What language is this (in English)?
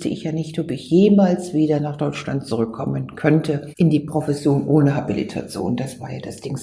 German